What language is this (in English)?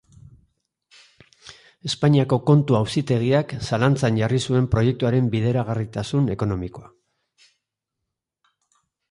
Basque